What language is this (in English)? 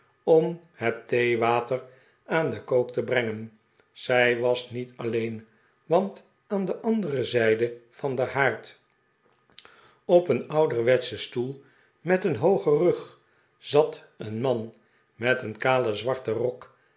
Dutch